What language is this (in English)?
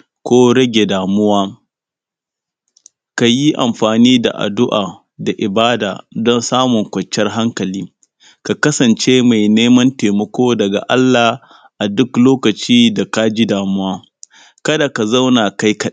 Hausa